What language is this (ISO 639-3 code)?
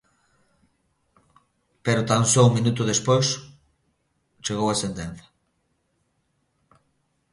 glg